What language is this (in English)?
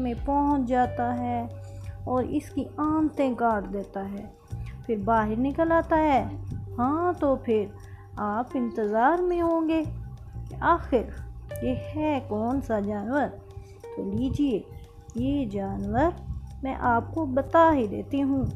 Urdu